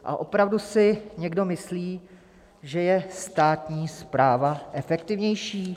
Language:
Czech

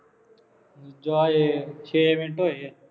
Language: Punjabi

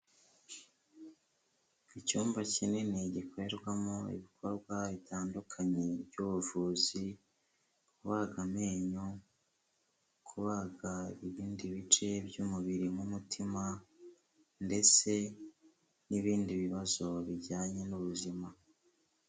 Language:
Kinyarwanda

